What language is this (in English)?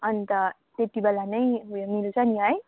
Nepali